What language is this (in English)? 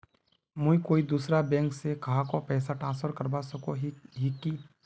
Magahi